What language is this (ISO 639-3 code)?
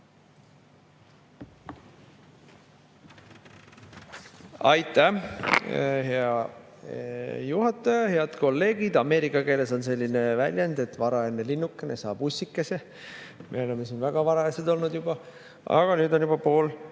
est